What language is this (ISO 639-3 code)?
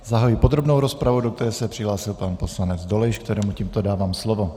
ces